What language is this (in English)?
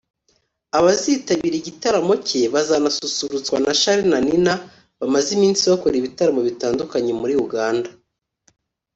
Kinyarwanda